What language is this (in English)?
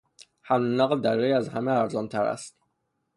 Persian